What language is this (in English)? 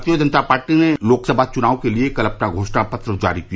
Hindi